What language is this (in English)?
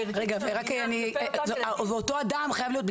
Hebrew